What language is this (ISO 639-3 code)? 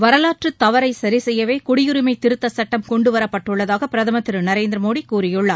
tam